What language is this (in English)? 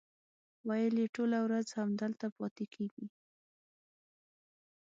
Pashto